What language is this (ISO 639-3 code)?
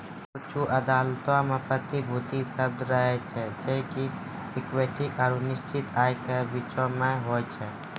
mai